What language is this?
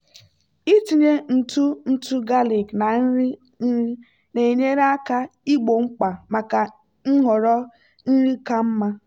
Igbo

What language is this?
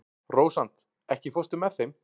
Icelandic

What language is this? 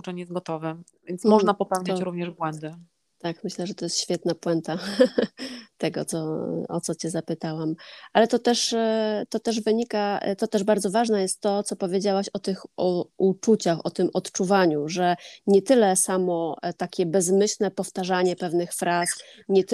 Polish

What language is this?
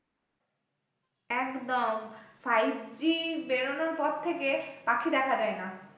Bangla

